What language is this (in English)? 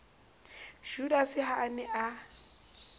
Southern Sotho